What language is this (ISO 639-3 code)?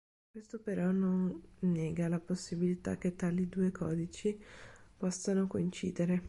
ita